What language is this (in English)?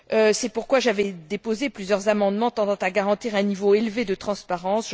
French